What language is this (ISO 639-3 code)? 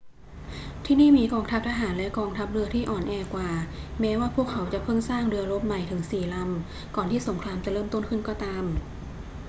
tha